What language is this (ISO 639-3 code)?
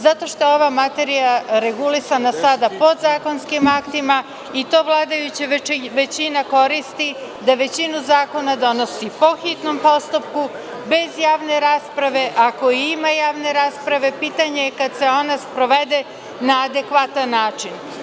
srp